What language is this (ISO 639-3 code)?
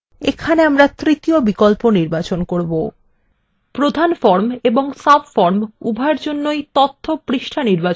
ben